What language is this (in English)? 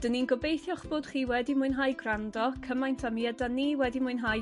Welsh